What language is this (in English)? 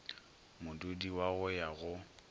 Northern Sotho